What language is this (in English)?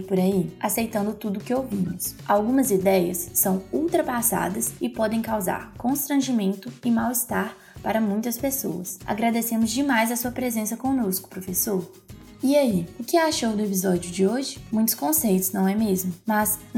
Portuguese